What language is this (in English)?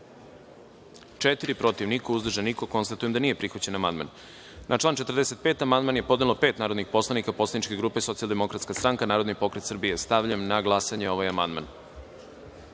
Serbian